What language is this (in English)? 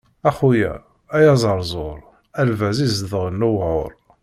Kabyle